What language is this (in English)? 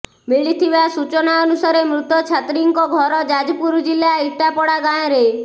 Odia